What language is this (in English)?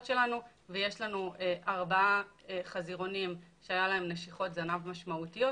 Hebrew